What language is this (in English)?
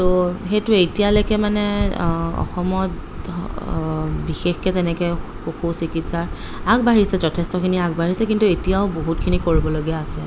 Assamese